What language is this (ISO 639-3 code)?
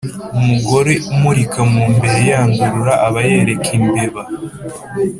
kin